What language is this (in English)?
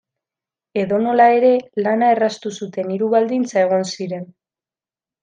Basque